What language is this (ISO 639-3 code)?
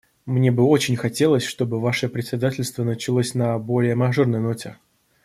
rus